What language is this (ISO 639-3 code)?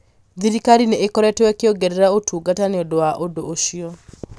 kik